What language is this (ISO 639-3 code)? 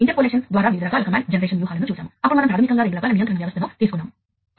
tel